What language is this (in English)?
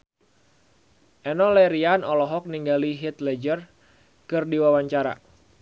Sundanese